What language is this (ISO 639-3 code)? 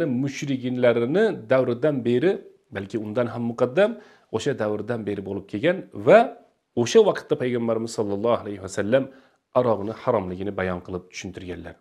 tur